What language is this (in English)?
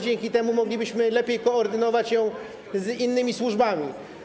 Polish